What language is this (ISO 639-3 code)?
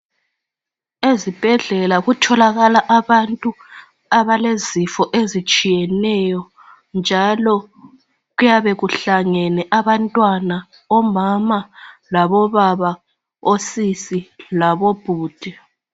nde